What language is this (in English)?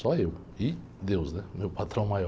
Portuguese